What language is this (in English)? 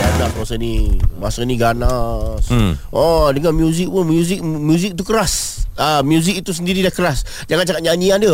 Malay